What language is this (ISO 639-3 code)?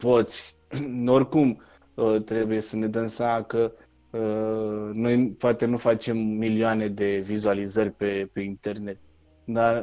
ron